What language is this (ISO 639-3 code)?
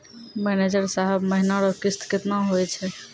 mai